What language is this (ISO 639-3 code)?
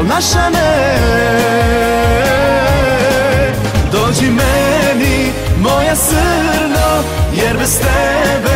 pol